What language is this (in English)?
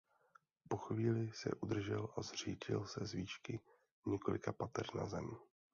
Czech